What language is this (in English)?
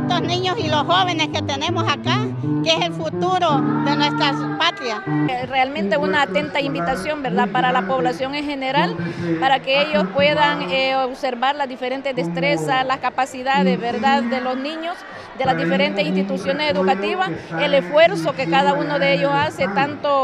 Spanish